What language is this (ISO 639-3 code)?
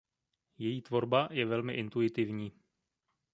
ces